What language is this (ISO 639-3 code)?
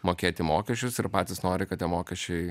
lit